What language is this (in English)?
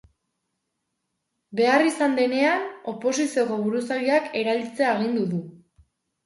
Basque